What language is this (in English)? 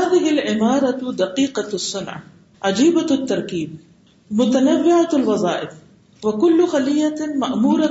Urdu